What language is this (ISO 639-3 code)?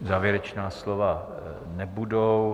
ces